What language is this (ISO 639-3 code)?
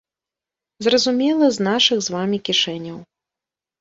bel